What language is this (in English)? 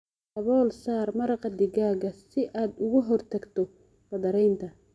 Somali